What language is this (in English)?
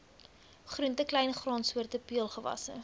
Afrikaans